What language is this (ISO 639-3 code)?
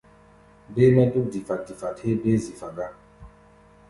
gba